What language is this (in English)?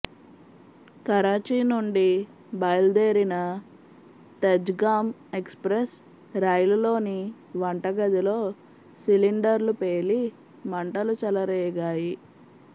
Telugu